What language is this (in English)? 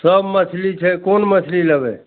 Maithili